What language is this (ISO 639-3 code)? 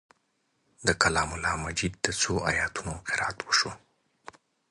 pus